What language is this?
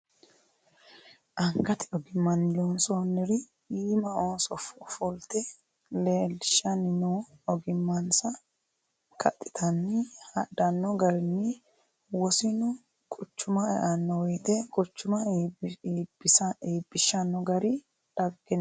Sidamo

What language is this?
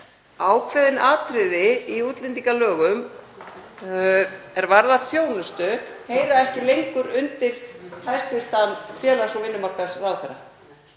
Icelandic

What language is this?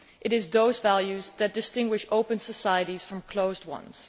English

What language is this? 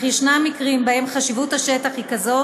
Hebrew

